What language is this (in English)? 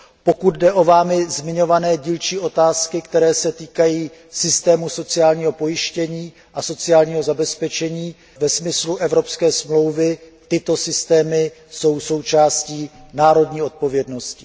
Czech